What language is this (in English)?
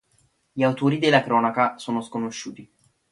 Italian